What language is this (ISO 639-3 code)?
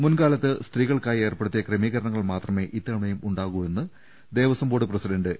mal